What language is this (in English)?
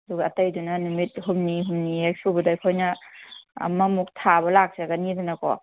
Manipuri